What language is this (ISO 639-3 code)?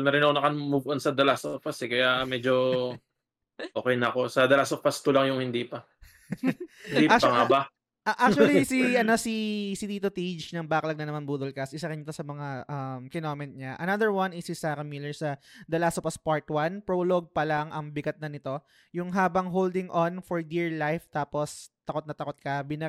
fil